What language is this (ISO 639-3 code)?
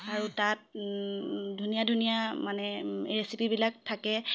asm